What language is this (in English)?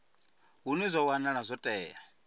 Venda